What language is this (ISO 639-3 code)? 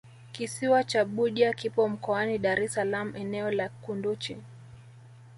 swa